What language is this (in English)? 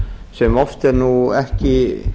Icelandic